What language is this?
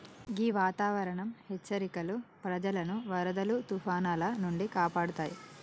Telugu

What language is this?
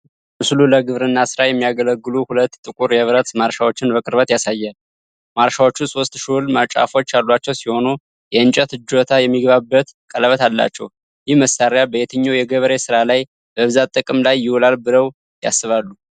Amharic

